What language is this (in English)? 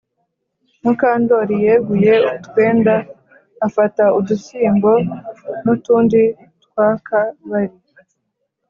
Kinyarwanda